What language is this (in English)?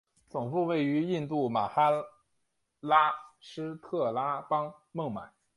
Chinese